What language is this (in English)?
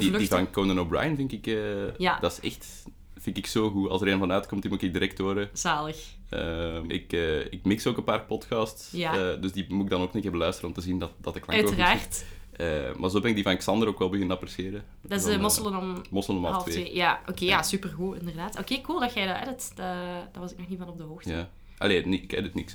Dutch